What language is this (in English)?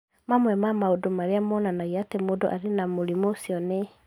Kikuyu